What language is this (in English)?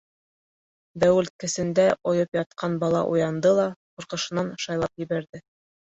Bashkir